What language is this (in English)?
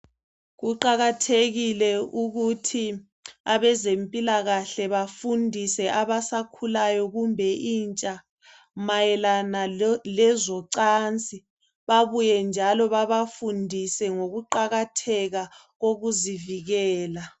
North Ndebele